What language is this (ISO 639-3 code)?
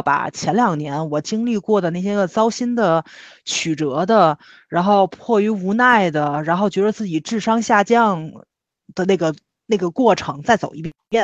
zho